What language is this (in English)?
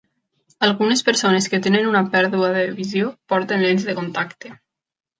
Catalan